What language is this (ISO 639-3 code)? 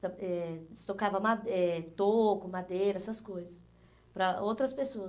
por